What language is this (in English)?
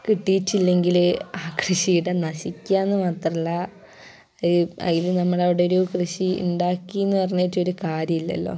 Malayalam